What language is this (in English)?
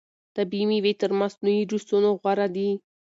Pashto